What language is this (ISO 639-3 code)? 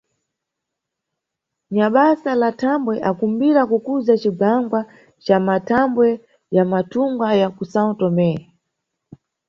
nyu